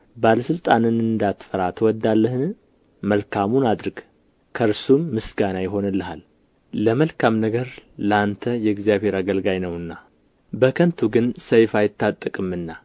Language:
Amharic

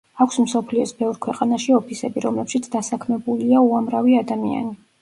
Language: Georgian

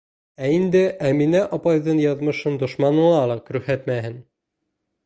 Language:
Bashkir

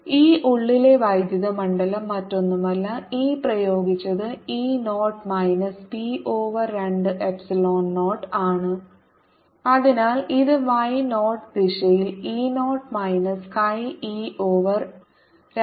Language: Malayalam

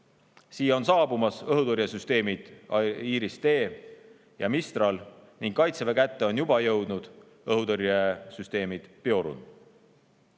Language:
Estonian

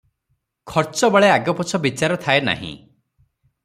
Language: Odia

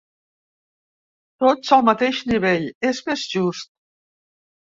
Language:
Catalan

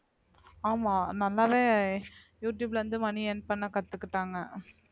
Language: Tamil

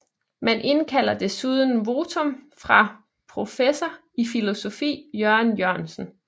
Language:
Danish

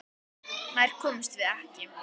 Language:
Icelandic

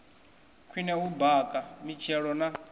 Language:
Venda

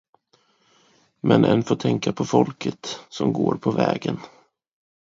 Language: Swedish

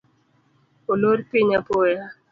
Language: Luo (Kenya and Tanzania)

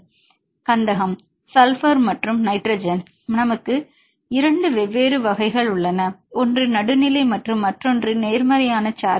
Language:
Tamil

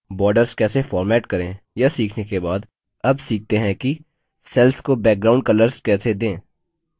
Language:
Hindi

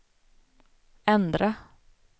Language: Swedish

